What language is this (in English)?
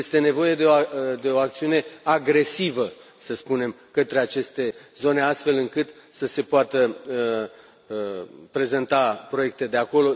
Romanian